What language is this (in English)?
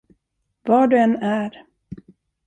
Swedish